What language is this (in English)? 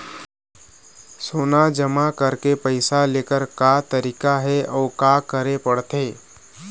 Chhattisgarhi